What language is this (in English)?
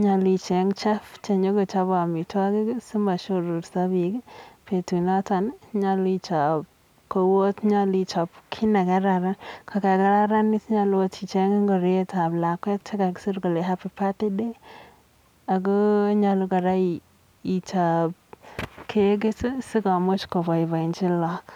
Kalenjin